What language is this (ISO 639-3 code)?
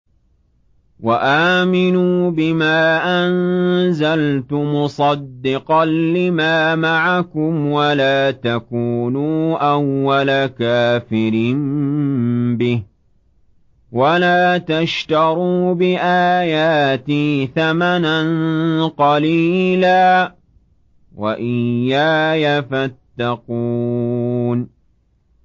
ara